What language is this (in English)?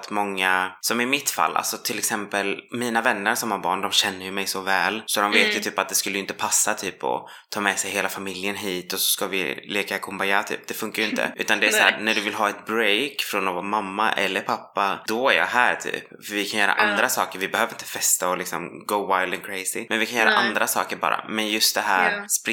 Swedish